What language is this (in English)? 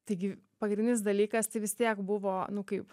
Lithuanian